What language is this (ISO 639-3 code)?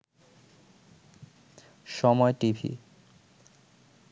ben